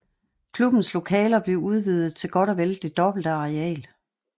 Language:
Danish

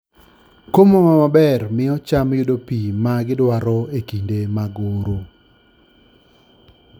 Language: Luo (Kenya and Tanzania)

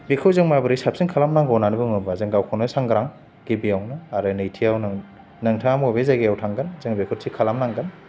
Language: Bodo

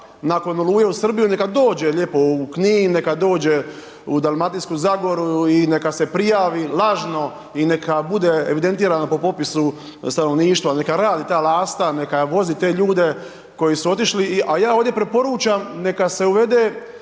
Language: Croatian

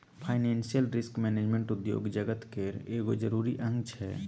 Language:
Maithili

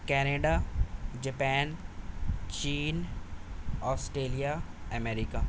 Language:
Urdu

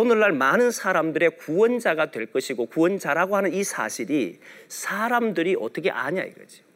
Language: Korean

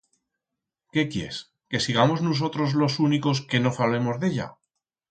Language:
Aragonese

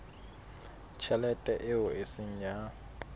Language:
Southern Sotho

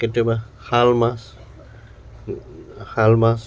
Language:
Assamese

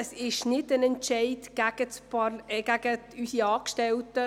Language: Swiss German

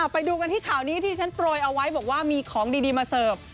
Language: Thai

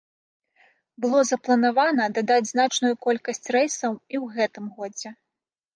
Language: Belarusian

